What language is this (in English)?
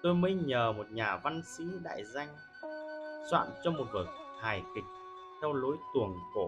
Vietnamese